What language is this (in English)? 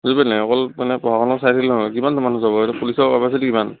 Assamese